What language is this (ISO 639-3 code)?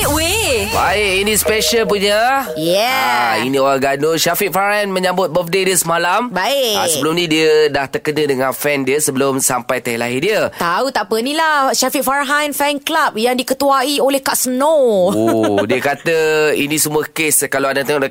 msa